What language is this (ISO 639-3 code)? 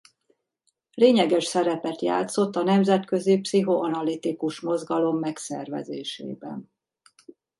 hun